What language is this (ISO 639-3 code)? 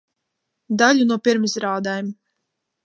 lav